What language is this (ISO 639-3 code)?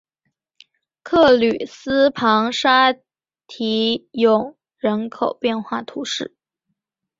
zho